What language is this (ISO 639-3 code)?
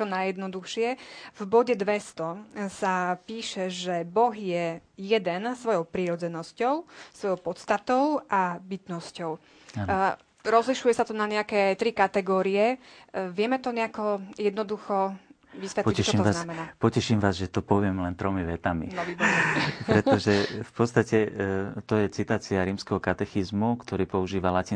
slk